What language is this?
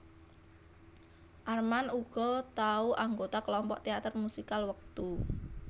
Javanese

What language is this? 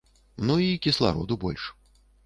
Belarusian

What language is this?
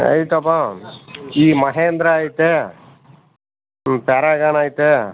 Kannada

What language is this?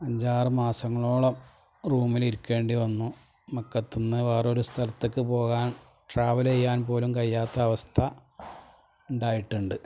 Malayalam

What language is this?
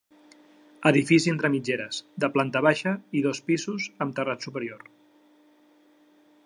Catalan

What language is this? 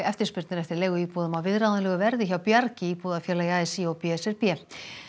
Icelandic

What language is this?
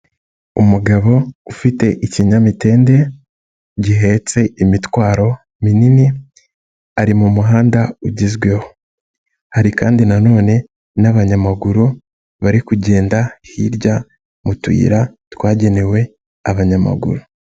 Kinyarwanda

